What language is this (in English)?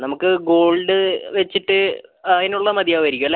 Malayalam